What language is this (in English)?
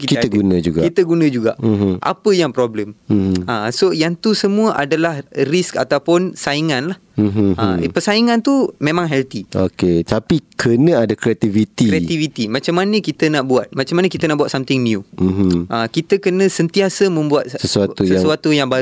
Malay